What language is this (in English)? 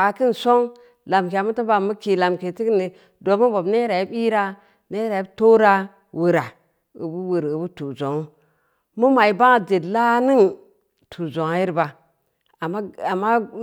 Samba Leko